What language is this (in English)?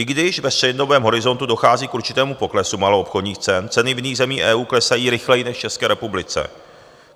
Czech